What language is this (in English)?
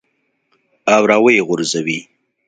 Pashto